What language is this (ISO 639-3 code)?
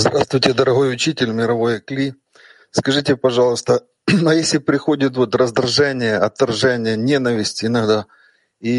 rus